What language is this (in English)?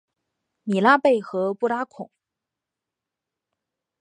Chinese